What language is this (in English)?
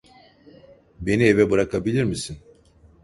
Turkish